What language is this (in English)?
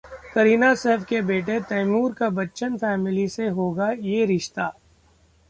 Hindi